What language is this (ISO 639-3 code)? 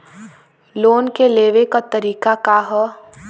bho